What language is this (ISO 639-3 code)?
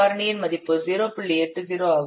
tam